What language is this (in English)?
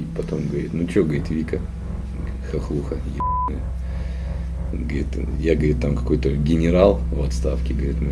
Russian